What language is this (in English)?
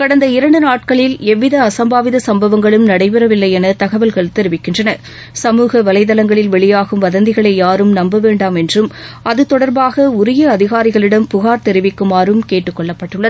Tamil